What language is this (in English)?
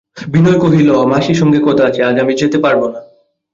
Bangla